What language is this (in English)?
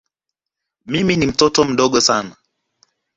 Swahili